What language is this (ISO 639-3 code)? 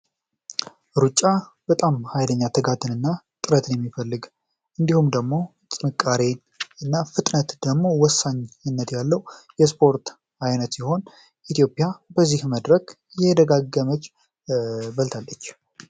amh